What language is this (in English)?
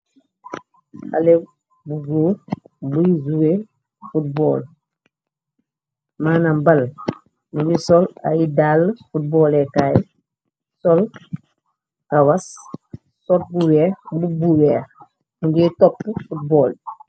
Wolof